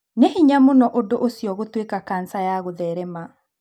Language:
Kikuyu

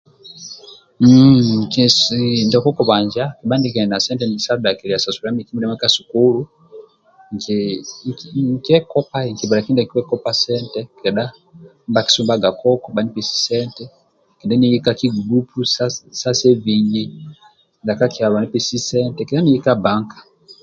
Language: Amba (Uganda)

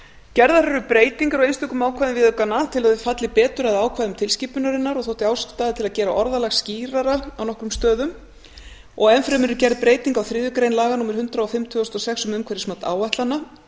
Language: Icelandic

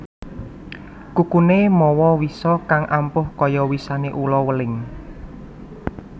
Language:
Javanese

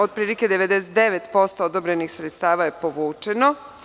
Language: Serbian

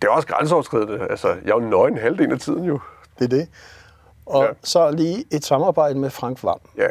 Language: Danish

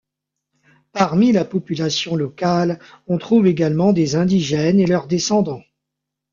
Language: French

